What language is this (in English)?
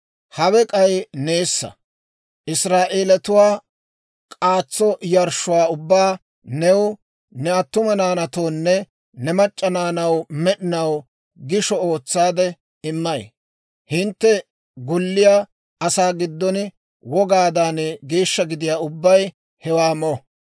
Dawro